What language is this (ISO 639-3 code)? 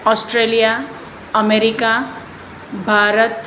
guj